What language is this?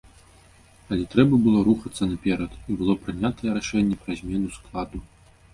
Belarusian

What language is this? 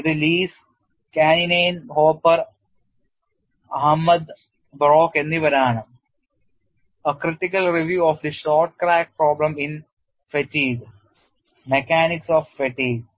Malayalam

